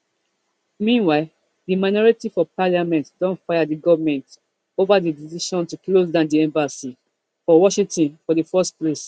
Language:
Nigerian Pidgin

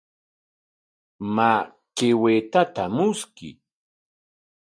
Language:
Corongo Ancash Quechua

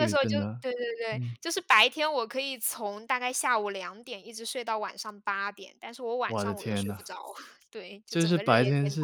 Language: Chinese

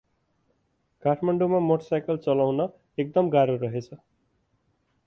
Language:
Nepali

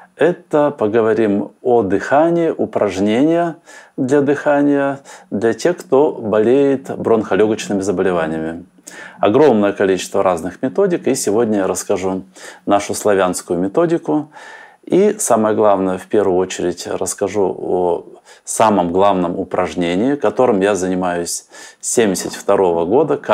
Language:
Russian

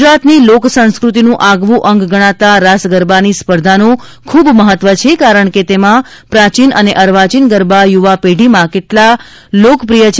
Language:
Gujarati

